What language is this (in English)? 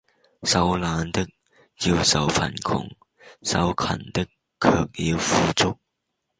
Cantonese